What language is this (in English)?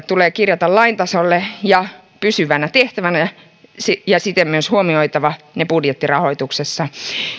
Finnish